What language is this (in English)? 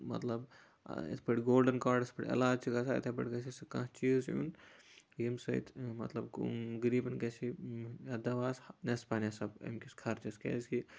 Kashmiri